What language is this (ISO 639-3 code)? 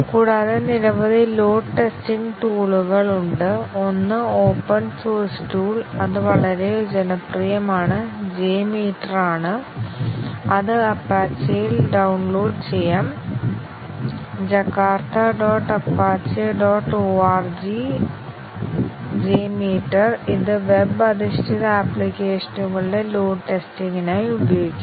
mal